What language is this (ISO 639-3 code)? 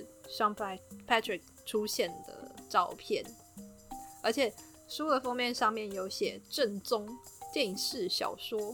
zho